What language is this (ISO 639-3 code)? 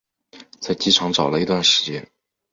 zho